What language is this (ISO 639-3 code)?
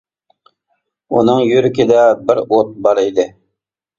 uig